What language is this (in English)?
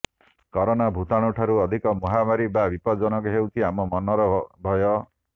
Odia